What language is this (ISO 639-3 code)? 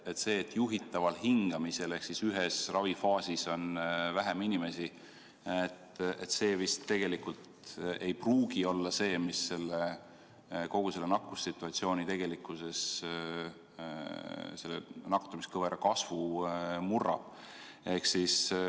est